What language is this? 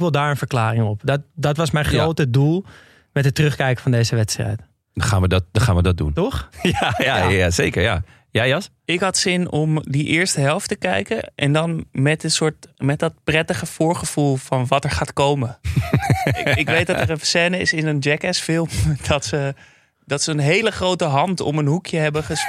Dutch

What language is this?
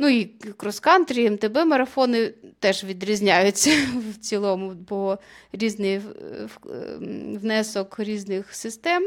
Ukrainian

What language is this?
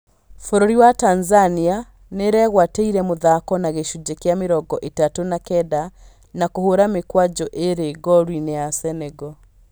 Kikuyu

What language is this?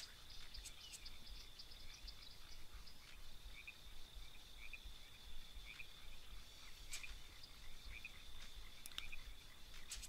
French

